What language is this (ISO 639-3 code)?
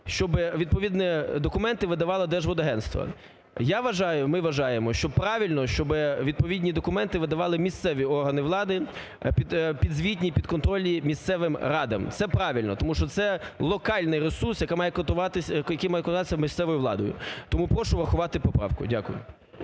ukr